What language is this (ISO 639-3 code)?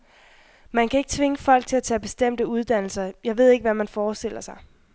dan